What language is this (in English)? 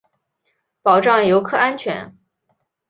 Chinese